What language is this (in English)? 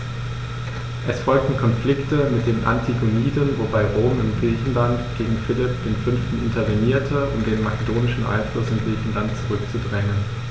German